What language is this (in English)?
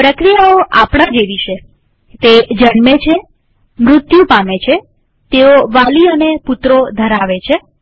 Gujarati